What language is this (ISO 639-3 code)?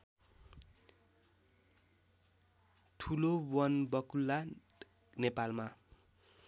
nep